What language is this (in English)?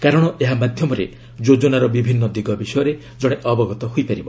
Odia